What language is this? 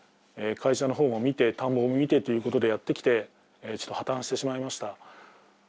Japanese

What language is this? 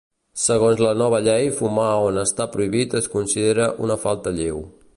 Catalan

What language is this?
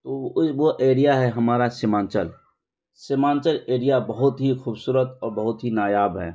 Urdu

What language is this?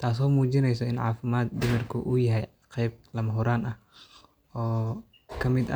Somali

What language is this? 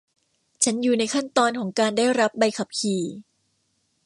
Thai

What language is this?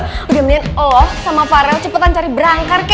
Indonesian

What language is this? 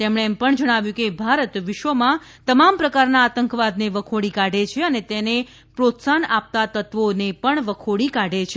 Gujarati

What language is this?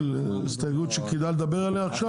Hebrew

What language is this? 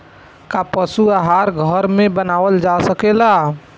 Bhojpuri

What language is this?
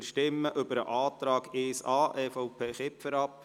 Swiss German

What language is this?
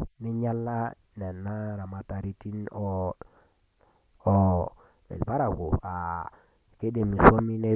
Masai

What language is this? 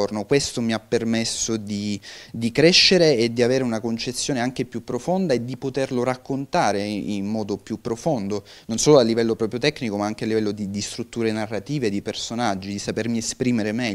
Italian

